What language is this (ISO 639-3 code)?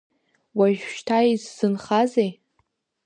abk